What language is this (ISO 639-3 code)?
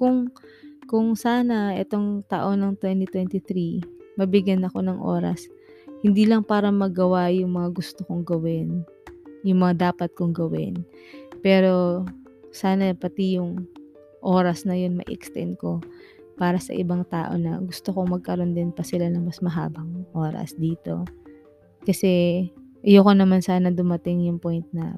fil